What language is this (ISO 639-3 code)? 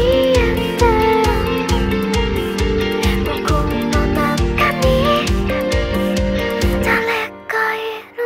kor